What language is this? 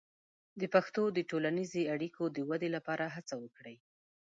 Pashto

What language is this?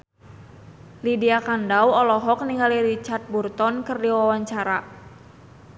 Sundanese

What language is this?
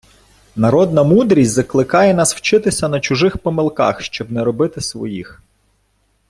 Ukrainian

